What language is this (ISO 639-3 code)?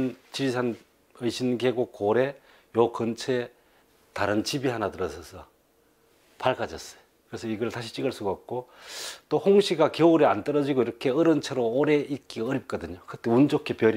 kor